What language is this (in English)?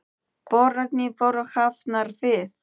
Icelandic